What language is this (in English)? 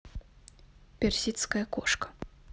Russian